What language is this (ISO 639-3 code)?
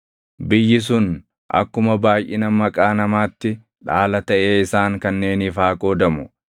orm